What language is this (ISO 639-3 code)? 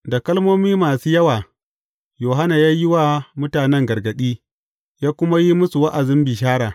hau